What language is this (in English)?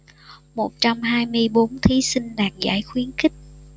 Vietnamese